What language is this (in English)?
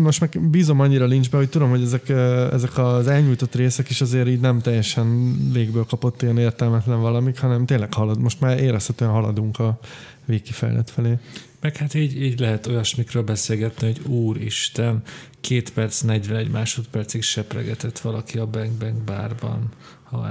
Hungarian